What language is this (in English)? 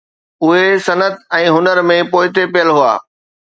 Sindhi